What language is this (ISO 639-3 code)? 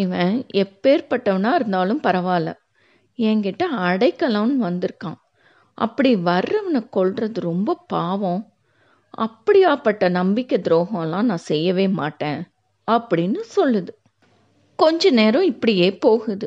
tam